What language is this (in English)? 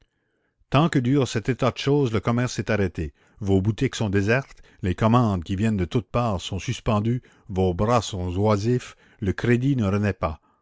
French